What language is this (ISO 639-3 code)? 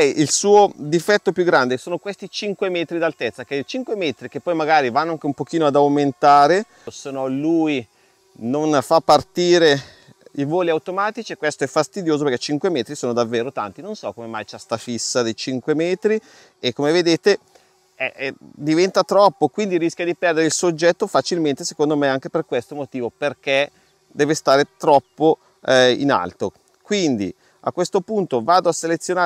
ita